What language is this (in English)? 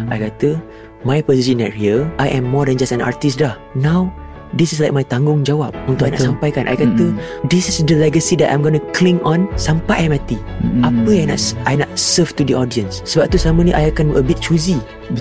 Malay